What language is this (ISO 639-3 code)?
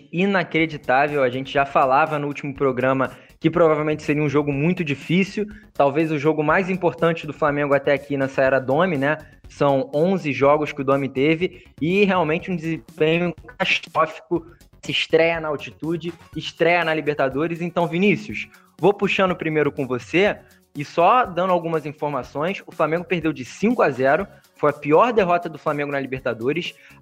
por